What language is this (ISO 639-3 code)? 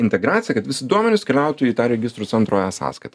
lit